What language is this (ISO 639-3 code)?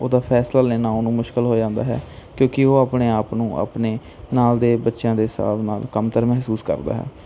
pan